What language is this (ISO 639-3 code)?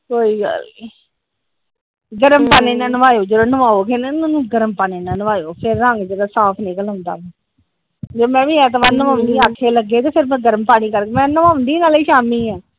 pan